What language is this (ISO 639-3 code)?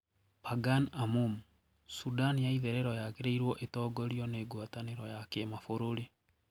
kik